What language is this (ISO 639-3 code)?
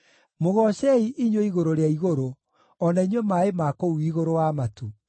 kik